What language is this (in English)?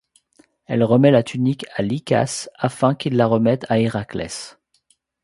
French